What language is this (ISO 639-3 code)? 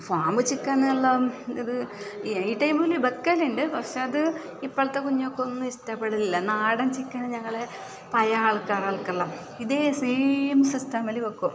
mal